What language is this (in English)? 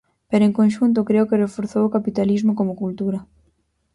Galician